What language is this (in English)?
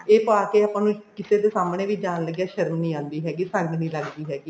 Punjabi